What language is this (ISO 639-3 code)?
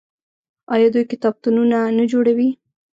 pus